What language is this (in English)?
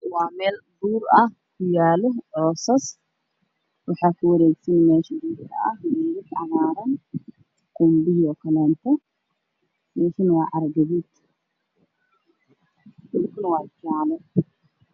Somali